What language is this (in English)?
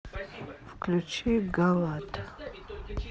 Russian